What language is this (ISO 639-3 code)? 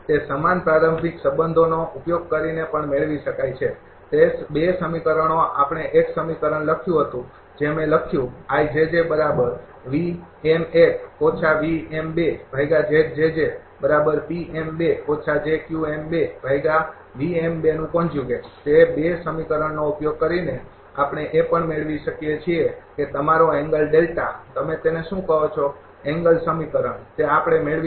guj